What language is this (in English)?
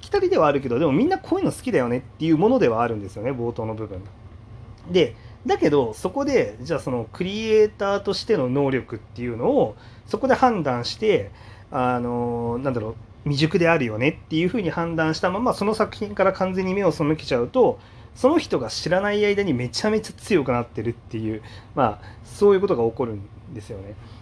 Japanese